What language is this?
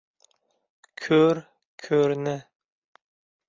Uzbek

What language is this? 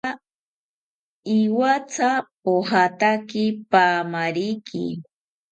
South Ucayali Ashéninka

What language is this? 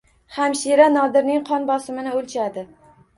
Uzbek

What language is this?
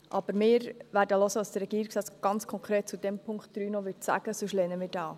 Swiss German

